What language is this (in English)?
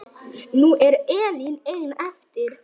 Icelandic